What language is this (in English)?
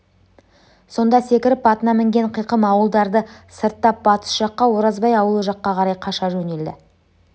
Kazakh